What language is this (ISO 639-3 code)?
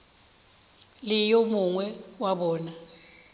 nso